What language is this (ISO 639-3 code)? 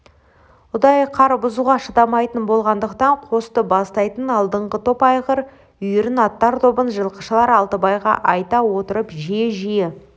kaz